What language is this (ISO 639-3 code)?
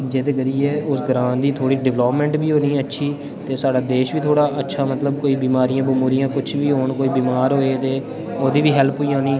doi